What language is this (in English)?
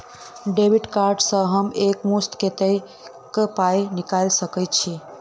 Maithili